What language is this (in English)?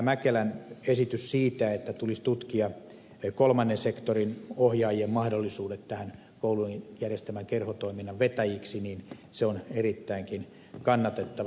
Finnish